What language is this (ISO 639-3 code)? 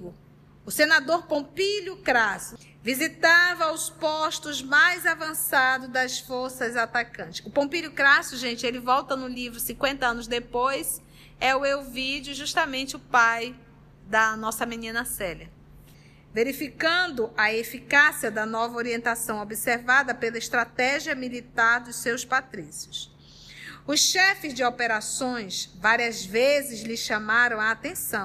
por